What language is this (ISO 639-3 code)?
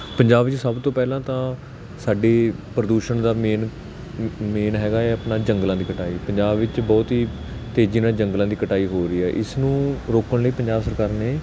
pan